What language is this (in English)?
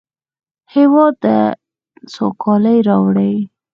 Pashto